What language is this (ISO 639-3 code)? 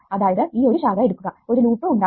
mal